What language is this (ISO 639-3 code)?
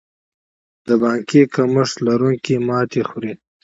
pus